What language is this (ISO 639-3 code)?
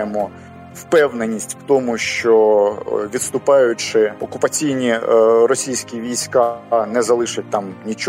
ukr